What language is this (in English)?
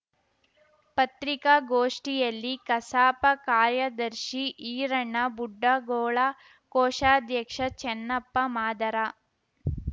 Kannada